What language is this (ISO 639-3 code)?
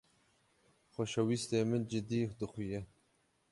kur